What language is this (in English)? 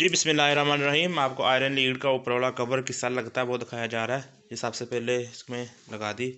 Hindi